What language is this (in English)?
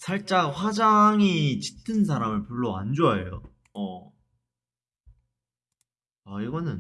Korean